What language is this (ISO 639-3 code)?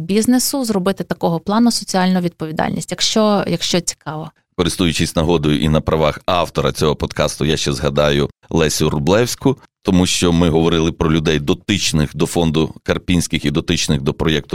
ukr